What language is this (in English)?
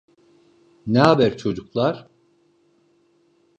Turkish